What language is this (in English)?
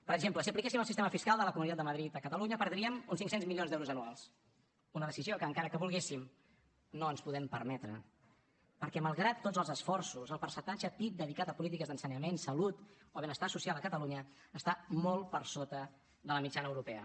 Catalan